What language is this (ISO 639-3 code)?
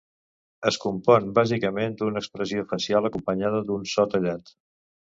cat